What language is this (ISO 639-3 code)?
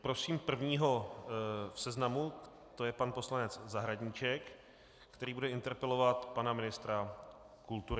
ces